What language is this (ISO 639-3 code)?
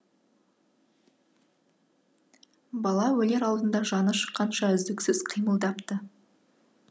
kaz